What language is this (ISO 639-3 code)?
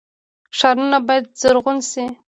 pus